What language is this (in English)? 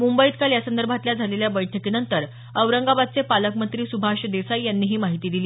Marathi